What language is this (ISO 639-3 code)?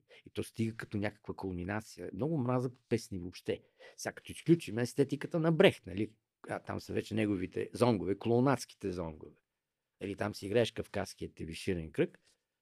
bul